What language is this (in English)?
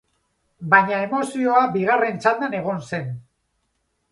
Basque